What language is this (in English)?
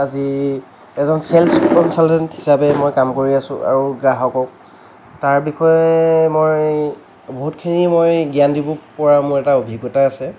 Assamese